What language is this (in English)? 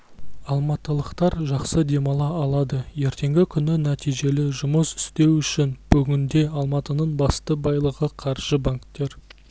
Kazakh